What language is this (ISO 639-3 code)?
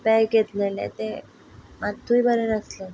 kok